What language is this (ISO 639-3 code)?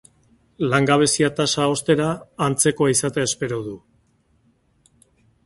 eus